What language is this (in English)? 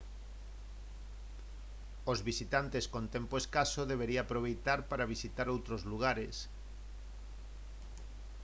Galician